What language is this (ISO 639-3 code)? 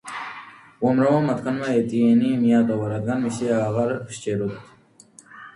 kat